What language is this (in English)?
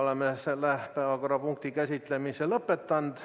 Estonian